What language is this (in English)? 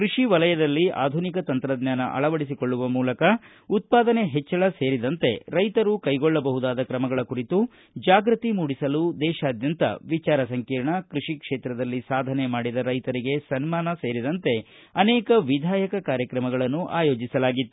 Kannada